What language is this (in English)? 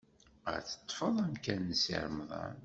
Kabyle